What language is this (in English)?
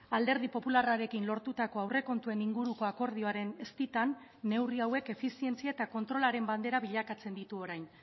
Basque